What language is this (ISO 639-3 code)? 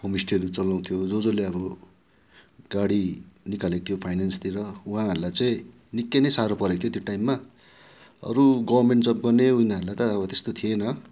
nep